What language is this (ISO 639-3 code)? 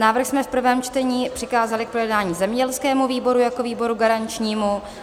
ces